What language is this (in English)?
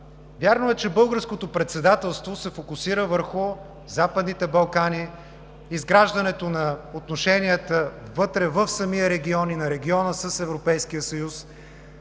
Bulgarian